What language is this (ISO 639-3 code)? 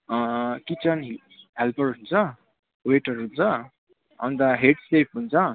nep